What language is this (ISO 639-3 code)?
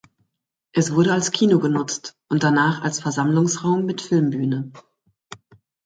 deu